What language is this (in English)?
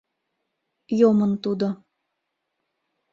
Mari